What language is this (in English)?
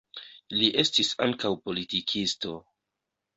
Esperanto